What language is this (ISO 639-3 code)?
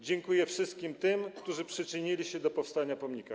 pol